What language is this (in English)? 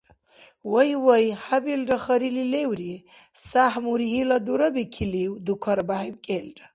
Dargwa